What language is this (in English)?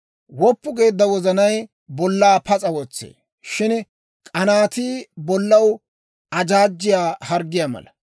Dawro